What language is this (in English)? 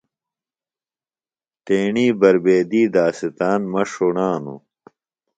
Phalura